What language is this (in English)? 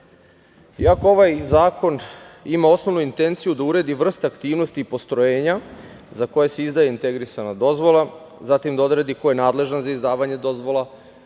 Serbian